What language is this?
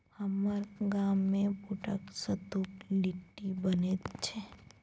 Maithili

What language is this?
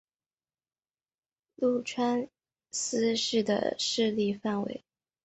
Chinese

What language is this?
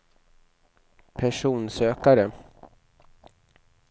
Swedish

